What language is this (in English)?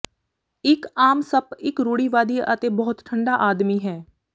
Punjabi